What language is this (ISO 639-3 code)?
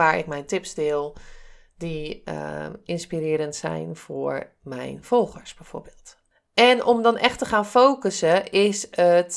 nld